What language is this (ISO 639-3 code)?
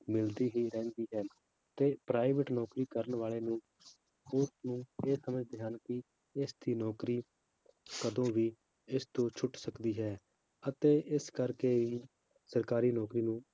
pan